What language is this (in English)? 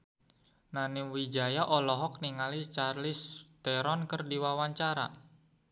Sundanese